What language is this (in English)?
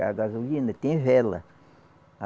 Portuguese